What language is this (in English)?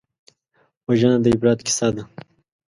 Pashto